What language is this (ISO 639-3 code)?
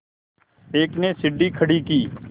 hin